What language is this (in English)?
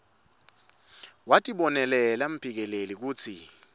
Swati